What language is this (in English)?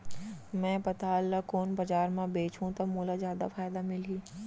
Chhattisgarhi